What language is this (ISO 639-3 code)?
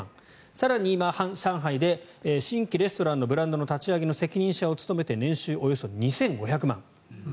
jpn